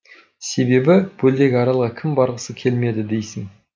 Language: Kazakh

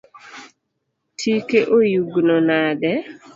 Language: Luo (Kenya and Tanzania)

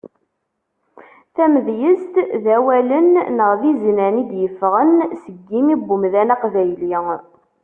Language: Kabyle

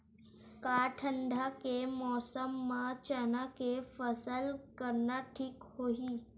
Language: Chhattisgarhi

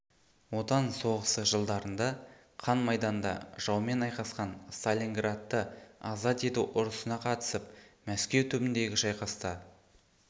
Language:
Kazakh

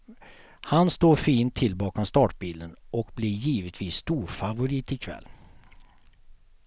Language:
Swedish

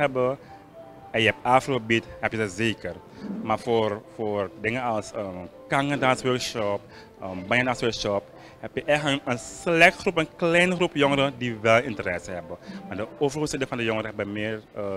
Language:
Dutch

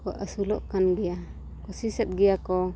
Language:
Santali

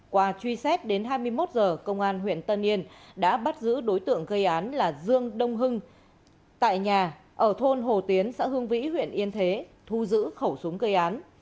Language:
Vietnamese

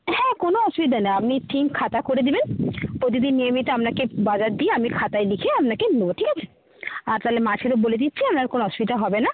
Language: Bangla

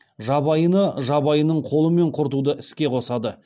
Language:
Kazakh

